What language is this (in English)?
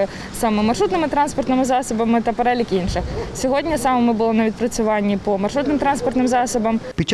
Ukrainian